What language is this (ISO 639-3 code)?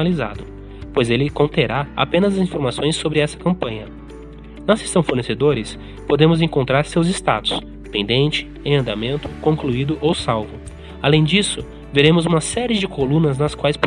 por